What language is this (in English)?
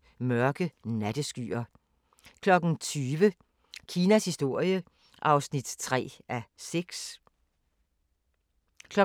Danish